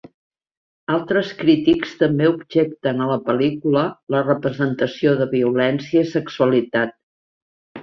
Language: Catalan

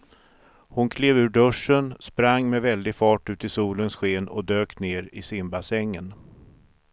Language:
Swedish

